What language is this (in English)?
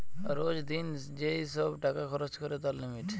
Bangla